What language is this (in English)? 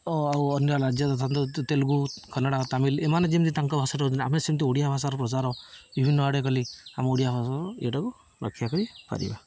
Odia